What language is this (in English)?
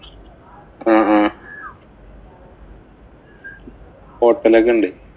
Malayalam